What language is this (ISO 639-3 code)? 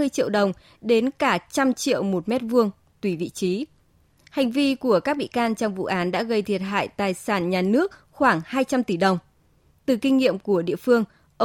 vie